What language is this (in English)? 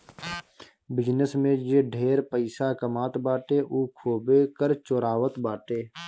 Bhojpuri